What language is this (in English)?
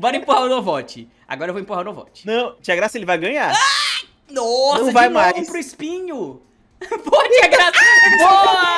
Portuguese